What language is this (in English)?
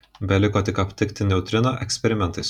Lithuanian